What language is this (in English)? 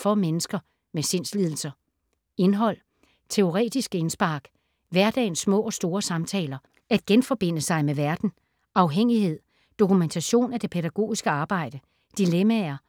Danish